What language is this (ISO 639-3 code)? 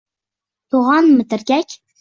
uzb